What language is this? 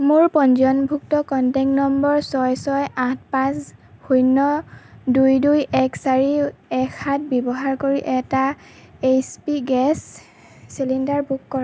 Assamese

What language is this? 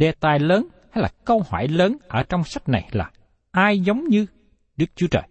Vietnamese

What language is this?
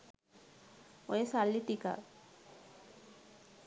Sinhala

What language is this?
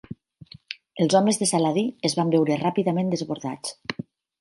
Catalan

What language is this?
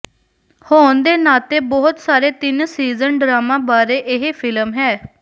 Punjabi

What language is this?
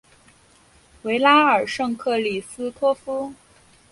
Chinese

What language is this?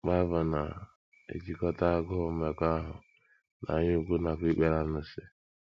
Igbo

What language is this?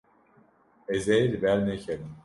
Kurdish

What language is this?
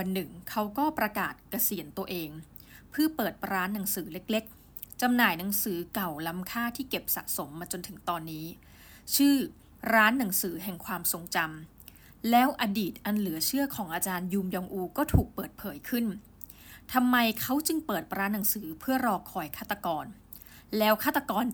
Thai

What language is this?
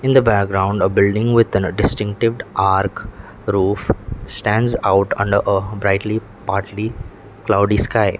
English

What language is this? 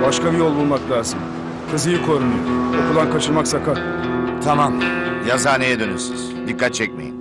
Turkish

